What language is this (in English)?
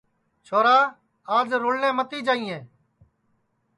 Sansi